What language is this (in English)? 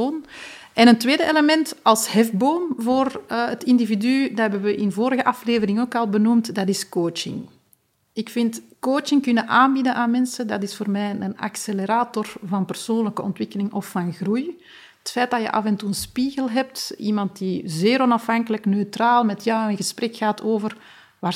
Dutch